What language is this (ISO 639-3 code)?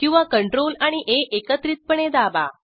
mar